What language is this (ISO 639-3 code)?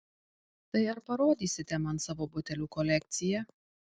lit